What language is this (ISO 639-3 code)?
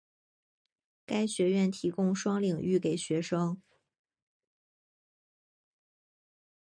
zho